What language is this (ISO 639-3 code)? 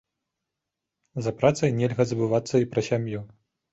bel